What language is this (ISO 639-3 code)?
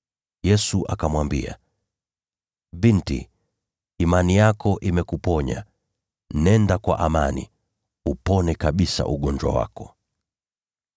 swa